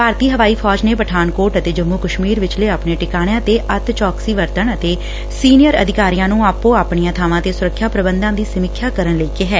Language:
Punjabi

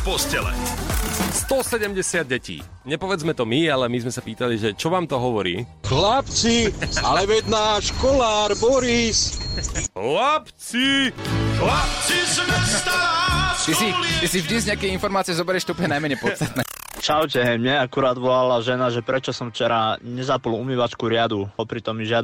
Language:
Slovak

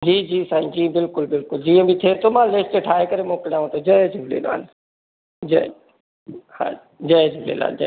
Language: Sindhi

